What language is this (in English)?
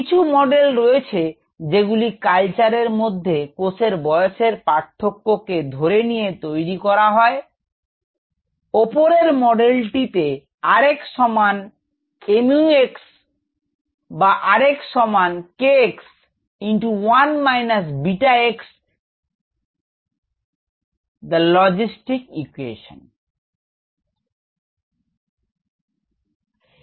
Bangla